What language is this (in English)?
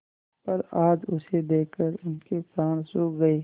Hindi